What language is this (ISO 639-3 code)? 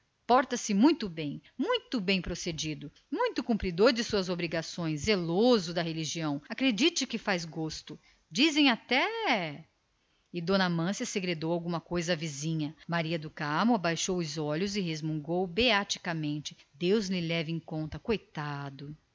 por